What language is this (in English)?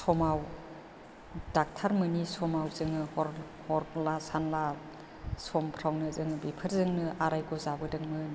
Bodo